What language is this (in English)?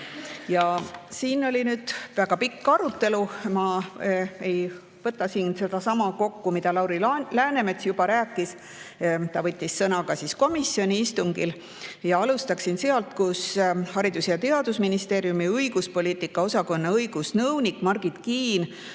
Estonian